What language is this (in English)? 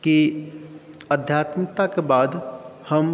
Maithili